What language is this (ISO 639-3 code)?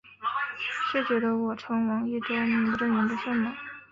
zho